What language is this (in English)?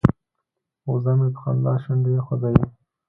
Pashto